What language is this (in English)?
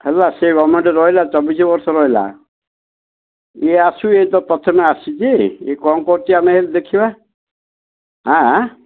Odia